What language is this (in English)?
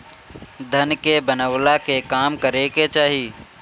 Bhojpuri